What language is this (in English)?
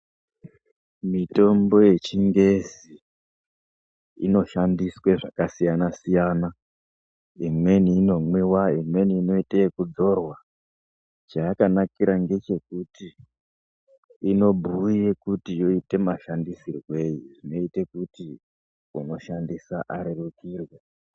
Ndau